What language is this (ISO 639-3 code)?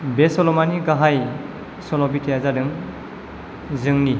brx